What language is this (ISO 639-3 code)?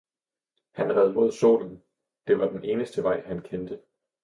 dan